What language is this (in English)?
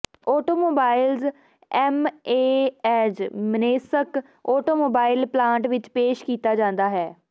Punjabi